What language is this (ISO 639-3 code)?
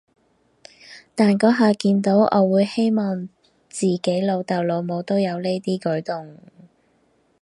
yue